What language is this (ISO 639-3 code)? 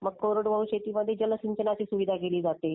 mar